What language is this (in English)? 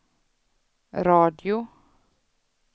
Swedish